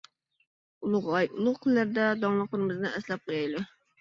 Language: Uyghur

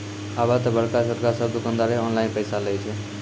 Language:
Maithili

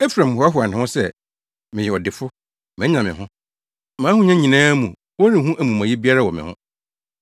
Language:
Akan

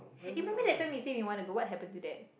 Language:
English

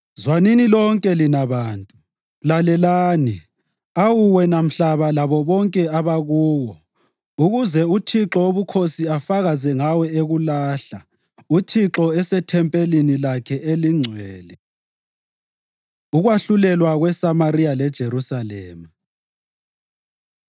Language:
North Ndebele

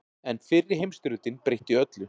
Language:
Icelandic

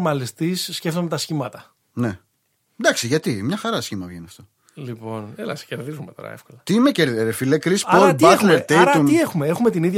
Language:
Greek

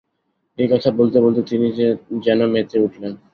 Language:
Bangla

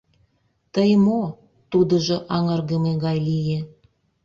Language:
Mari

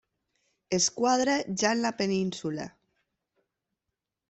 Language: Catalan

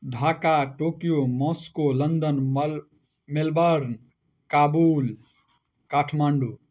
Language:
Maithili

